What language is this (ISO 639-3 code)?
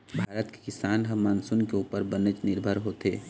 hne